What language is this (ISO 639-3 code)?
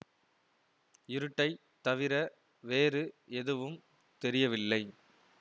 tam